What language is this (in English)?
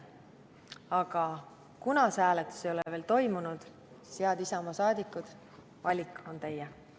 Estonian